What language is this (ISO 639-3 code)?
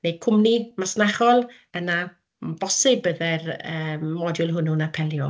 cym